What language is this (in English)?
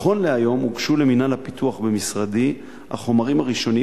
Hebrew